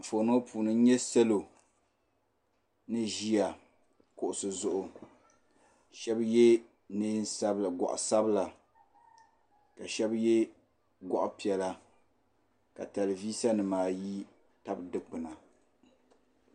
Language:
Dagbani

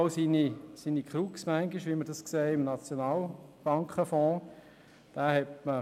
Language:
Swiss German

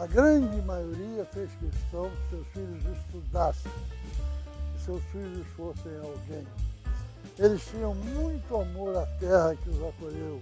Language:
Portuguese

